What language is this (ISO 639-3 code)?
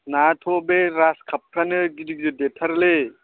brx